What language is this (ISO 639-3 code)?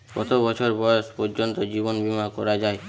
ben